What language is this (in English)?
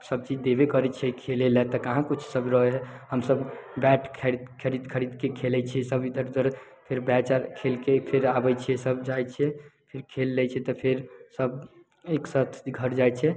Maithili